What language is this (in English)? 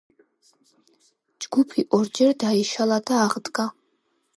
Georgian